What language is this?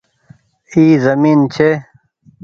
Goaria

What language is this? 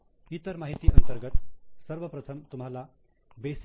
Marathi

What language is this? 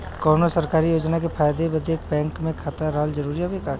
Bhojpuri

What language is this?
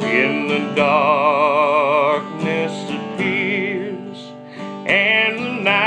English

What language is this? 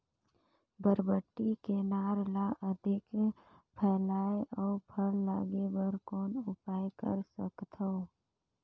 Chhattisgarhi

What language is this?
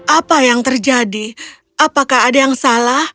Indonesian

